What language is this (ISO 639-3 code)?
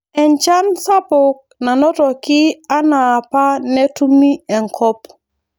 mas